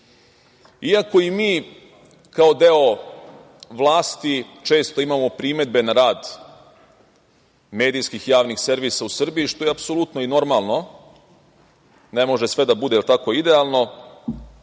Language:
Serbian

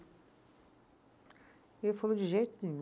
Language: Portuguese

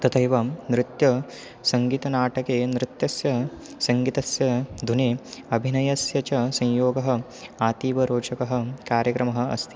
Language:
Sanskrit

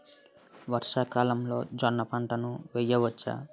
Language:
Telugu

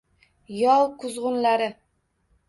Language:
Uzbek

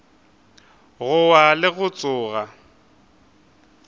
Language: Northern Sotho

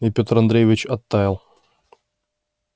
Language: Russian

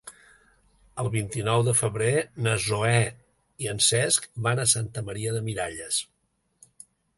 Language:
Catalan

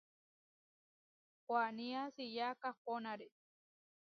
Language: Huarijio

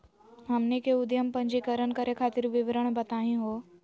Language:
Magahi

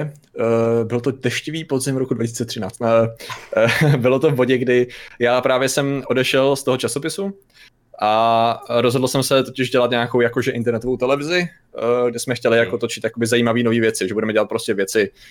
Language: Czech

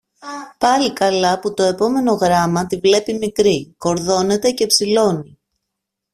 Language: Greek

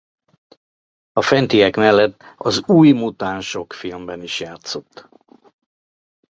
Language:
Hungarian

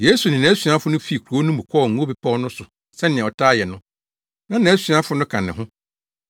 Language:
Akan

